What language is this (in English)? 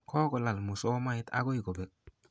Kalenjin